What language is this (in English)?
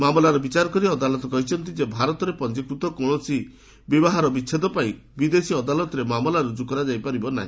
Odia